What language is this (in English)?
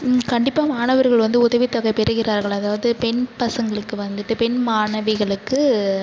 Tamil